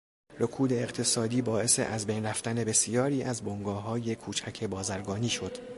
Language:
Persian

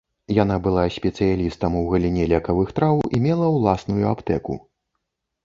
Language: Belarusian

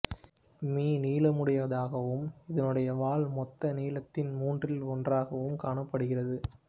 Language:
Tamil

